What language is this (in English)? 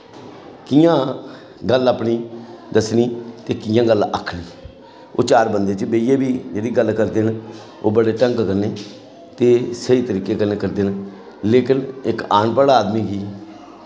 Dogri